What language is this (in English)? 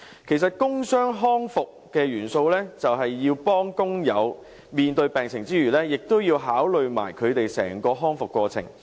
Cantonese